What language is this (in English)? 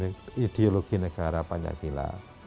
Indonesian